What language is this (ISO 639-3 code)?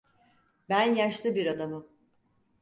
tur